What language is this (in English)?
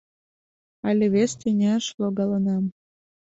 Mari